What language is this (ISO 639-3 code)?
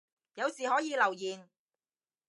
yue